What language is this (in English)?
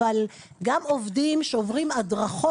Hebrew